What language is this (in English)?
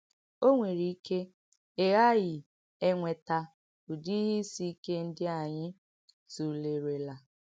Igbo